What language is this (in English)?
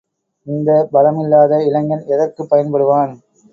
Tamil